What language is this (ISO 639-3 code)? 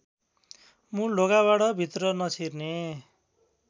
nep